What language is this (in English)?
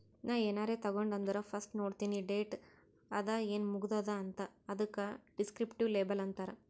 Kannada